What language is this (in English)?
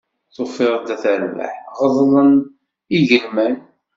Kabyle